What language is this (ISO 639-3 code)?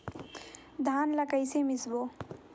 hne